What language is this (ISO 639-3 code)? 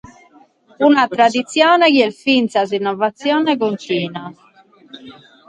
srd